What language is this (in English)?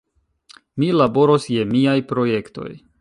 Esperanto